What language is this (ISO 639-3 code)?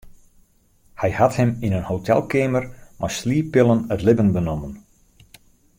fry